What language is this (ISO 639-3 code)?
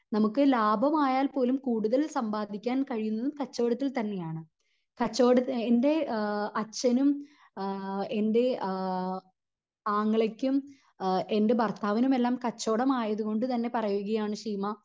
mal